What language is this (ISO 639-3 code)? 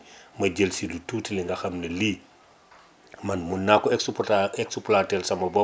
wol